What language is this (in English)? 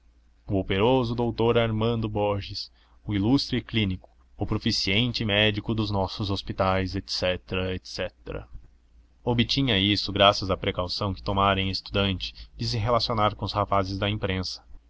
Portuguese